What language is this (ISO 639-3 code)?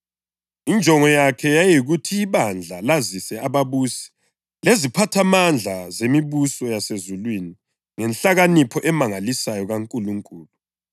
nde